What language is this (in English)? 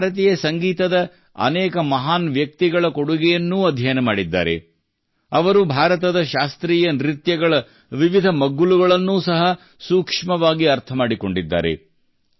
Kannada